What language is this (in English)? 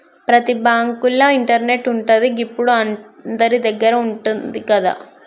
Telugu